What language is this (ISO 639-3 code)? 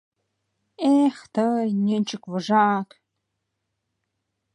chm